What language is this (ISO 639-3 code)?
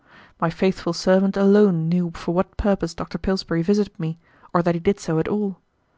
eng